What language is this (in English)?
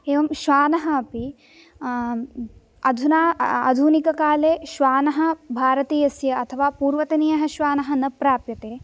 Sanskrit